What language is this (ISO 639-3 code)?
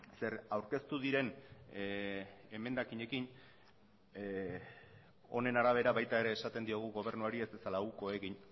eus